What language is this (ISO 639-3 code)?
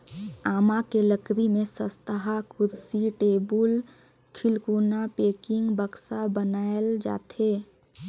hne